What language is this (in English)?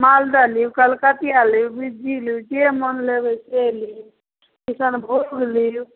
Maithili